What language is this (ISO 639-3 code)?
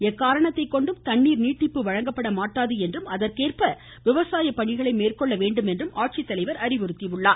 tam